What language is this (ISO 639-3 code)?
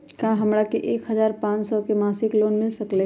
mag